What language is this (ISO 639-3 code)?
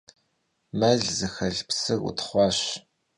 kbd